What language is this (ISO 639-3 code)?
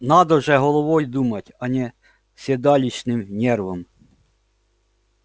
rus